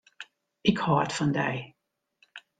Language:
Western Frisian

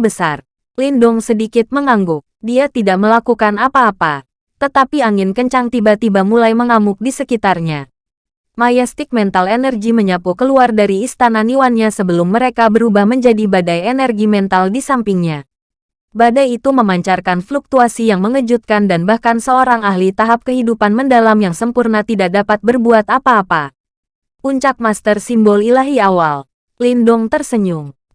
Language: Indonesian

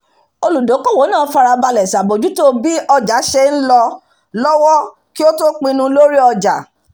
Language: Yoruba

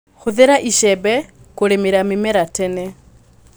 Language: Kikuyu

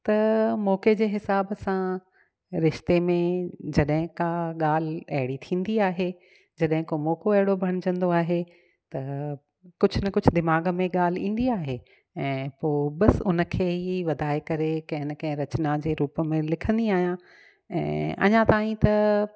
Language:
Sindhi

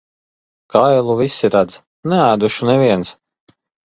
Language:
Latvian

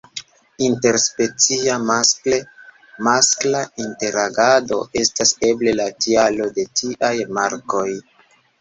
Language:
Esperanto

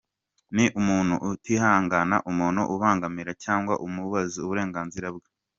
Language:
Kinyarwanda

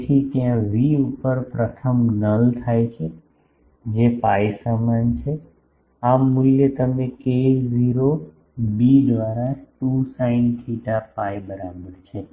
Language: Gujarati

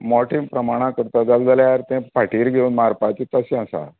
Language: Konkani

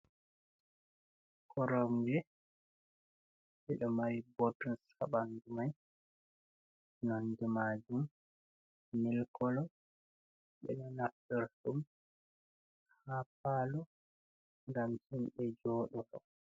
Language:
Fula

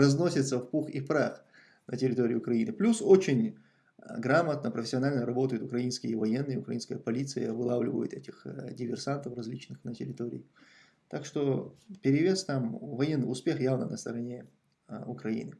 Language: Russian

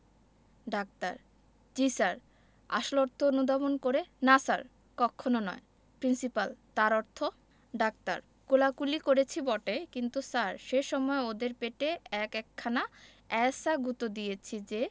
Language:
Bangla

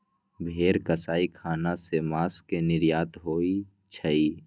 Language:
Magahi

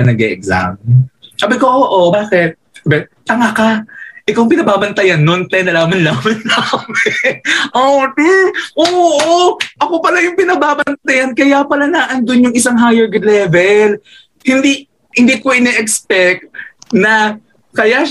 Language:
Filipino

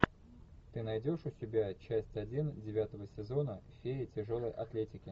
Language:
Russian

